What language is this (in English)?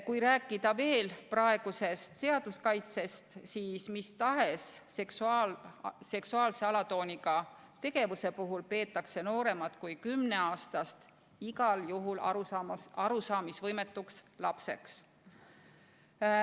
Estonian